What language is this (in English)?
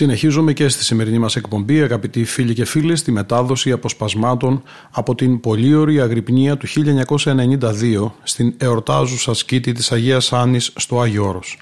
Greek